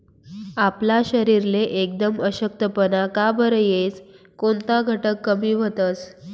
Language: Marathi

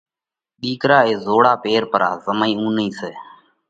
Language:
Parkari Koli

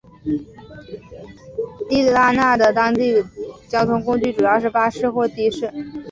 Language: Chinese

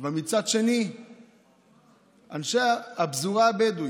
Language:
Hebrew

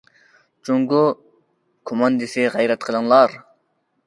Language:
Uyghur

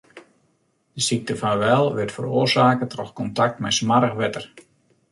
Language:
Western Frisian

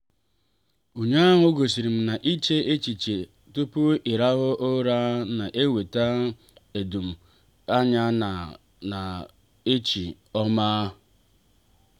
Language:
Igbo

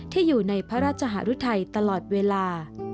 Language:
Thai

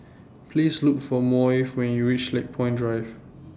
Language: English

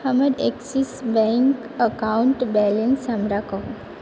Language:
Maithili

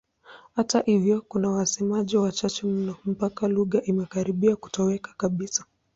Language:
Swahili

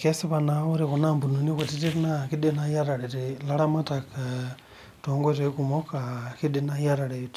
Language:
Masai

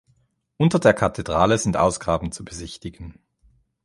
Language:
German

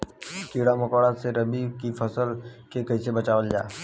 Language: Bhojpuri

